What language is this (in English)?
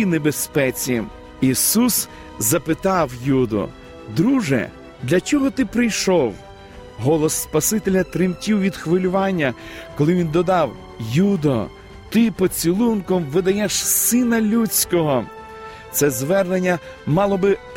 Ukrainian